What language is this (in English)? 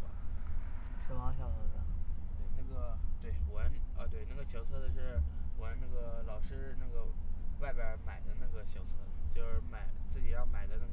Chinese